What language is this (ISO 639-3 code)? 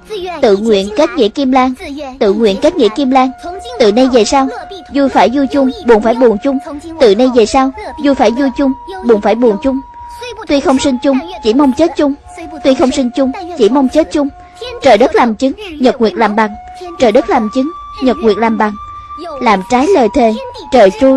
vie